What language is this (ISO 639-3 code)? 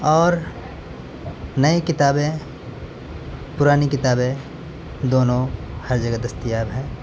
urd